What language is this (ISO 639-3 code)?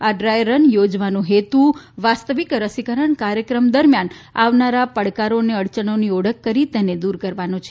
guj